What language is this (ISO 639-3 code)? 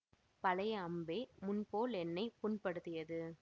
tam